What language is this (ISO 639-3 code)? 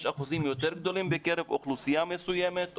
heb